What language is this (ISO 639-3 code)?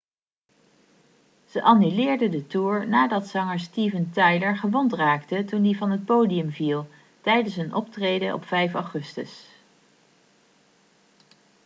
nld